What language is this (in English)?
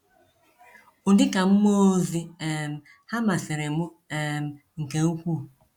Igbo